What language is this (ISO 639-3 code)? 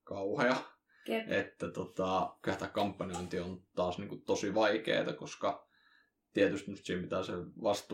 fin